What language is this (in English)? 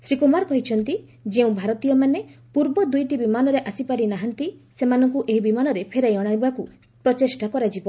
Odia